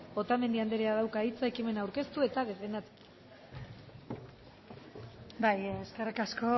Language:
Basque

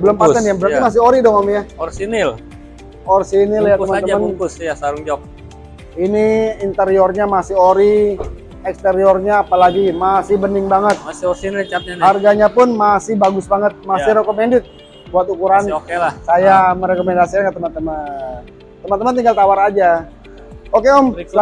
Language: Indonesian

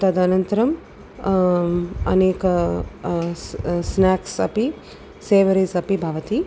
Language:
Sanskrit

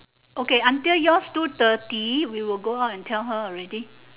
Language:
English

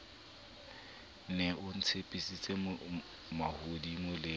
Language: Southern Sotho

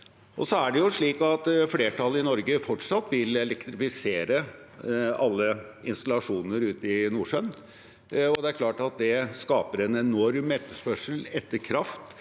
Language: Norwegian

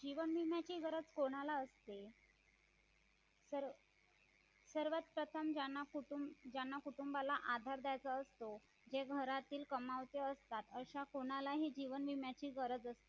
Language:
Marathi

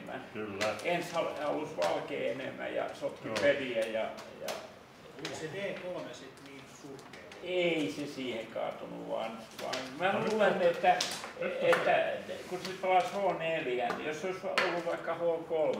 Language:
Finnish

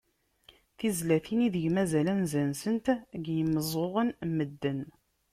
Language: Kabyle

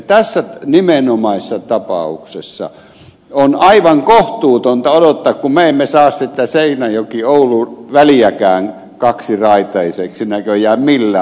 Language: Finnish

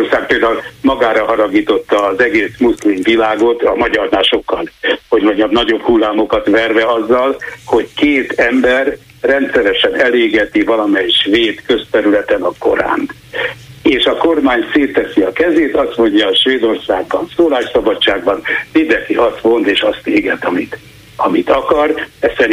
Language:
Hungarian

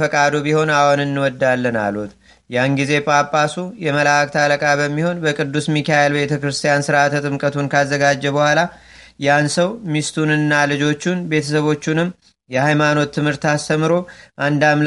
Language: Amharic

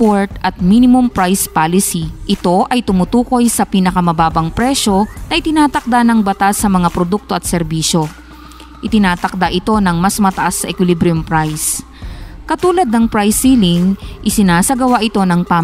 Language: Filipino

